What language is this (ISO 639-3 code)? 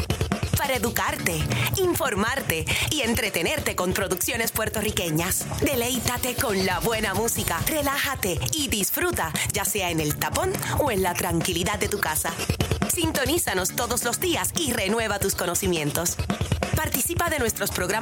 spa